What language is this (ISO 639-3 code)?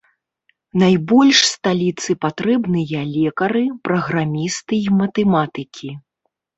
bel